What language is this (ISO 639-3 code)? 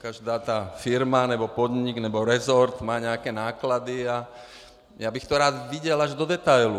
ces